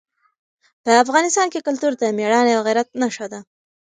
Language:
Pashto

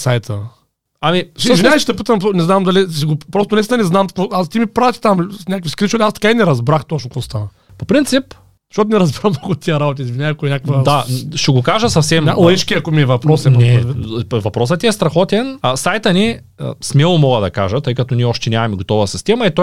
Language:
Bulgarian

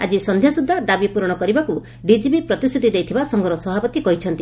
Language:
Odia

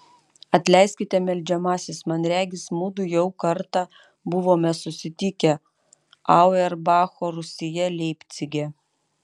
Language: Lithuanian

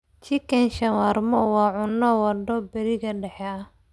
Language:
Somali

